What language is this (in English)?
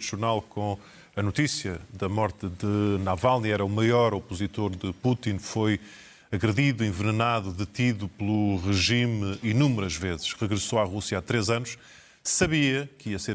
Portuguese